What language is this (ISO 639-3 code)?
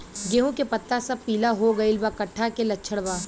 bho